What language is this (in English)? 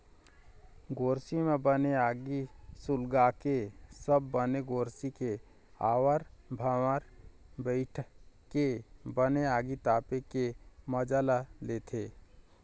Chhattisgarhi